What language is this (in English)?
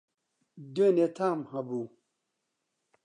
Central Kurdish